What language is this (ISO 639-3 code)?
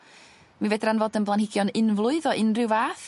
cym